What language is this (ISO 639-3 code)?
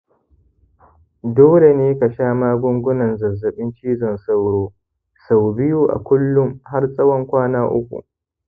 hau